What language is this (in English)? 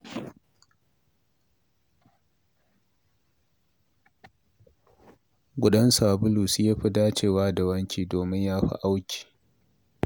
Hausa